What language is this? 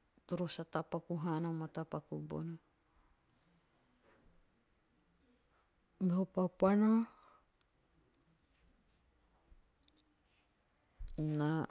Teop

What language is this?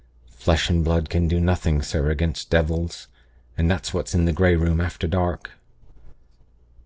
English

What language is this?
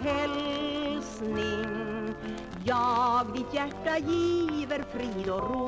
Swedish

